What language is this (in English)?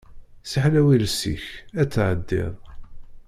Kabyle